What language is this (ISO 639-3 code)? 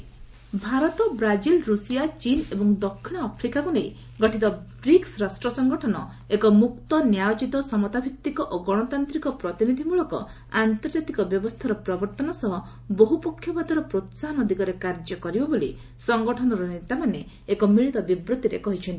ori